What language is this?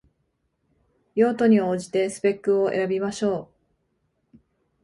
Japanese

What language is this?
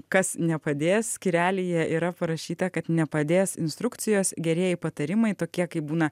Lithuanian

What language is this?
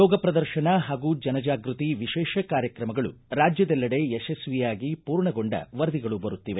Kannada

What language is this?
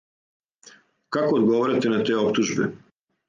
Serbian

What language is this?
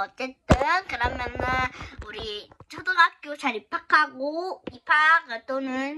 Korean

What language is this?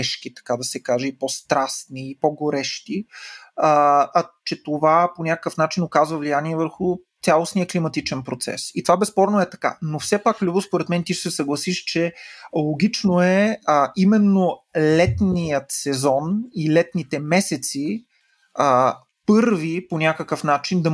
Bulgarian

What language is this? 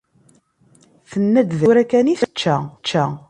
Kabyle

